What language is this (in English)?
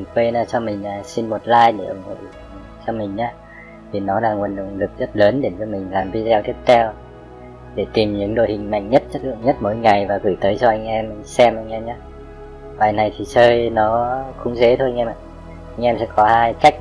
Vietnamese